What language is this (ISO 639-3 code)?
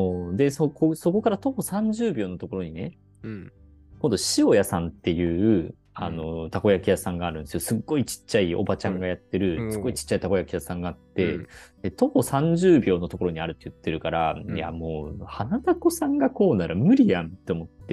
jpn